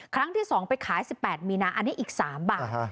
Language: Thai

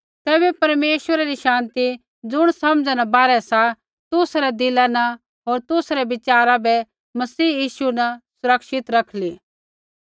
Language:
Kullu Pahari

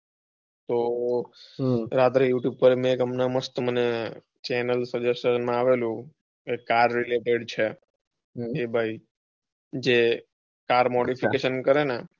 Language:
Gujarati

